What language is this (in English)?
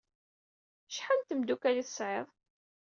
Kabyle